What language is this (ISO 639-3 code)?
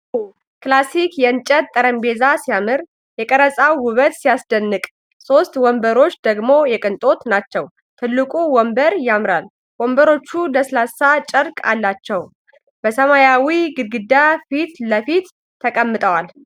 amh